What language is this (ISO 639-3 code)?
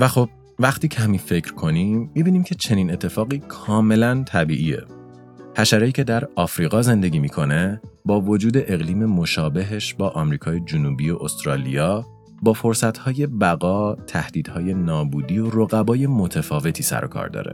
fas